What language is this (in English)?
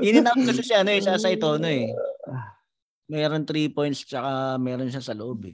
Filipino